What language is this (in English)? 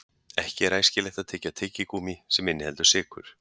Icelandic